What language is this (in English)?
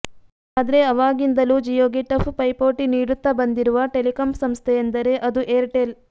Kannada